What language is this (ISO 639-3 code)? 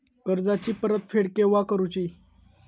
mar